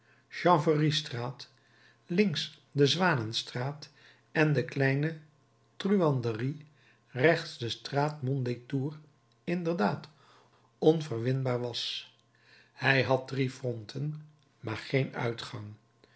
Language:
Dutch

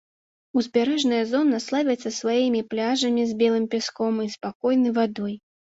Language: Belarusian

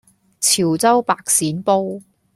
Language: Cantonese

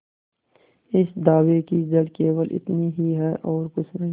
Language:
Hindi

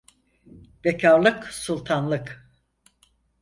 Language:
Turkish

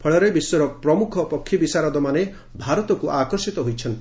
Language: Odia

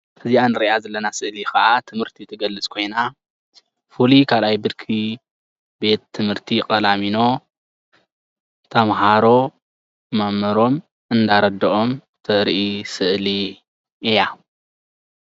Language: Tigrinya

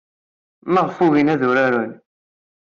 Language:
Kabyle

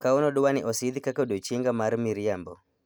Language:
Luo (Kenya and Tanzania)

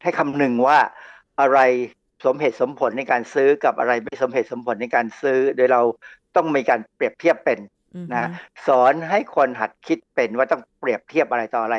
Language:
Thai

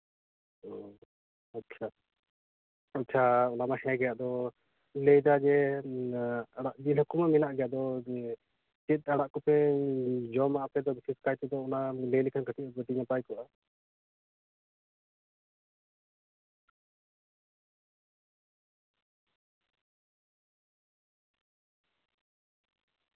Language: Santali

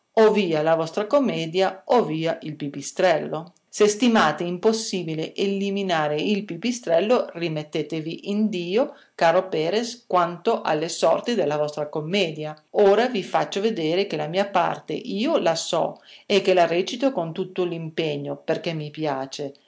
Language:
Italian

